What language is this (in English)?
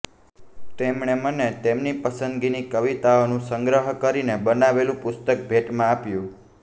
Gujarati